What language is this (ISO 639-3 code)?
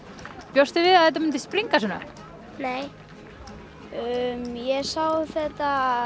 isl